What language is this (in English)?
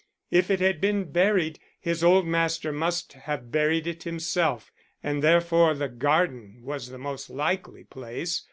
English